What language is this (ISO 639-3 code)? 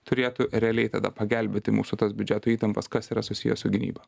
lit